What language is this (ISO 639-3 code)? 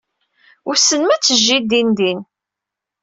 kab